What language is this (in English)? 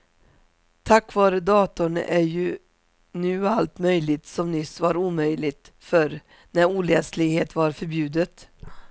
Swedish